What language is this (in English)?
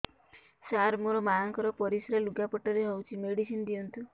Odia